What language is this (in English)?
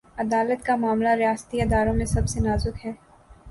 Urdu